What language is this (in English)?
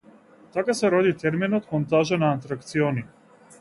Macedonian